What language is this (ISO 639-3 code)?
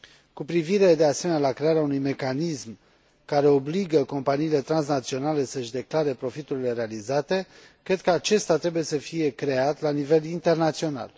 ron